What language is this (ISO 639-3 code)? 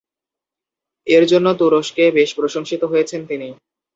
ben